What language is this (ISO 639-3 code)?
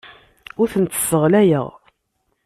kab